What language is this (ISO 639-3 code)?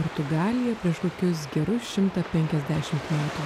lit